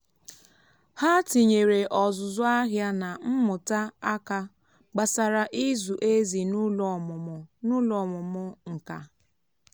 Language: Igbo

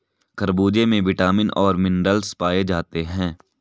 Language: Hindi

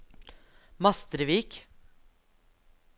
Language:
Norwegian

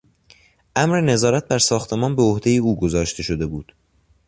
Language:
Persian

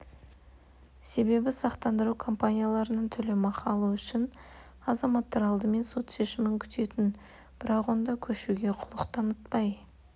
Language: Kazakh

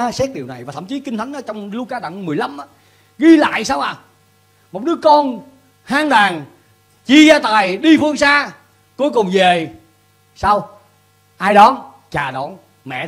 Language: Vietnamese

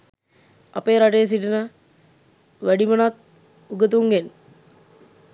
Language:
Sinhala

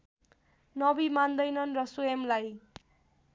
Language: Nepali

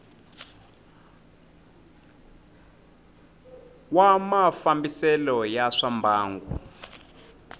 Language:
Tsonga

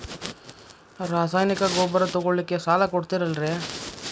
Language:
Kannada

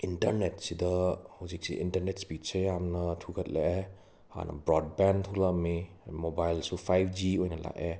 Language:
Manipuri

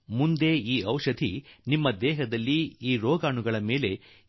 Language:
Kannada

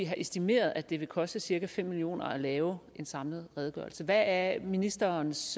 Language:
Danish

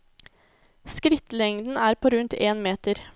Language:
Norwegian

